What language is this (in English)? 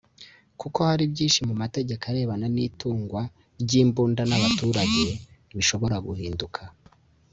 Kinyarwanda